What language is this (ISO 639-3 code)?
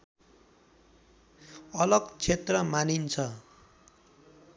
nep